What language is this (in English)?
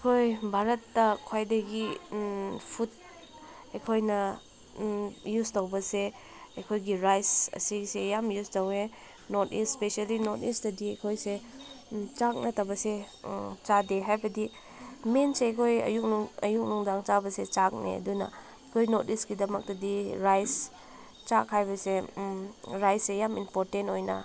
Manipuri